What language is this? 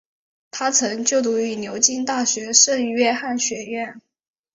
Chinese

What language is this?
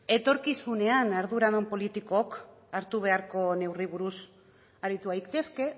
Basque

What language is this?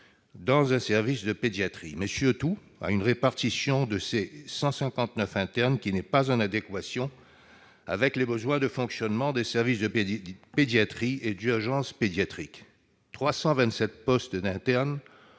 French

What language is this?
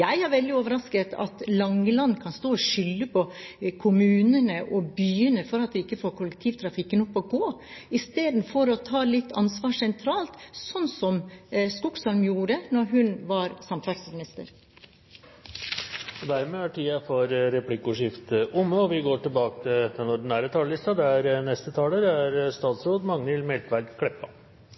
Norwegian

